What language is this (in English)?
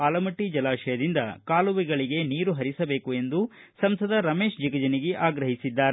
Kannada